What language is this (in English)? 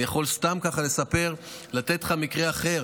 Hebrew